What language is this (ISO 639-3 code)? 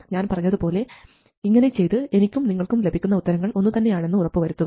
mal